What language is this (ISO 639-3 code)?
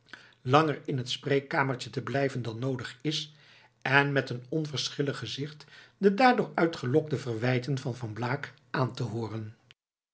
nld